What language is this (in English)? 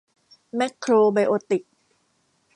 Thai